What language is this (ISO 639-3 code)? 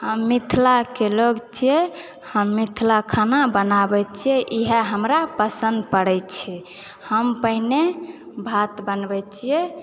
mai